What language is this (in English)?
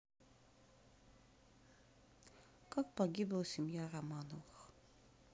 Russian